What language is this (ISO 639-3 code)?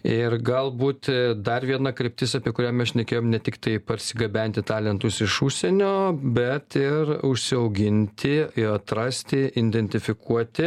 lit